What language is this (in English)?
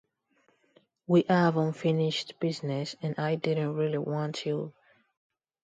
English